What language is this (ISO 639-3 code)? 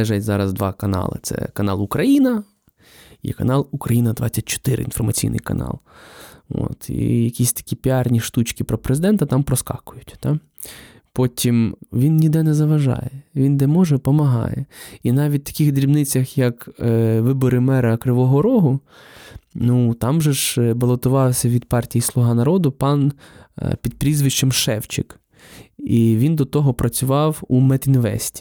ukr